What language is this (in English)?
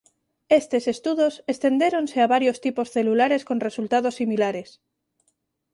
Galician